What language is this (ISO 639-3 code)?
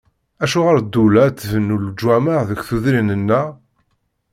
kab